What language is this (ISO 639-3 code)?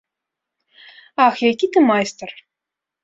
bel